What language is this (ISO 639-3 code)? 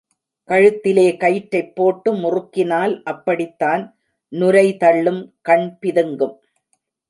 tam